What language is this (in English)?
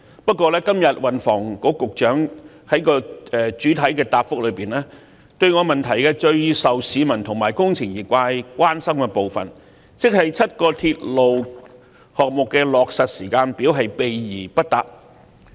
Cantonese